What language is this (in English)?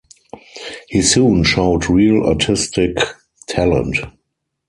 English